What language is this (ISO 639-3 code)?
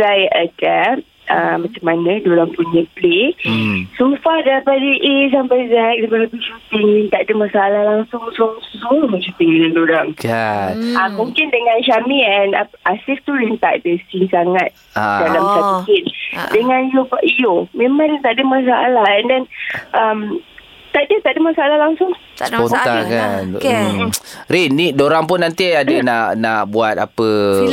msa